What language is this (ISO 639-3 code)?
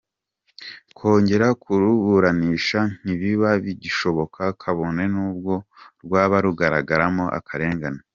kin